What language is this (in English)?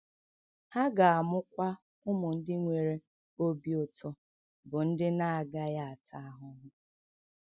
Igbo